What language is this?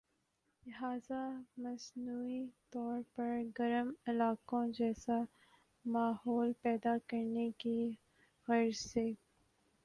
Urdu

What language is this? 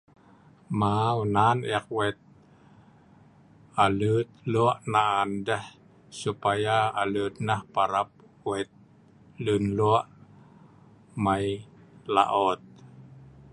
Sa'ban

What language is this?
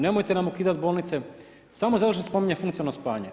Croatian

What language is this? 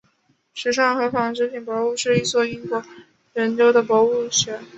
Chinese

